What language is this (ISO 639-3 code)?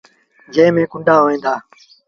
sbn